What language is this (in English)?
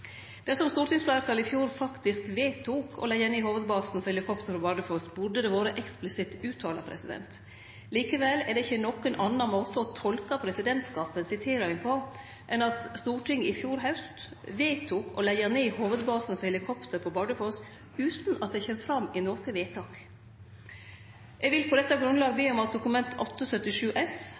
Norwegian Nynorsk